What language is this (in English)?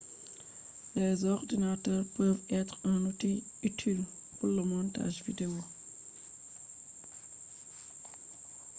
Fula